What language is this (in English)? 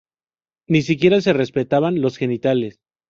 Spanish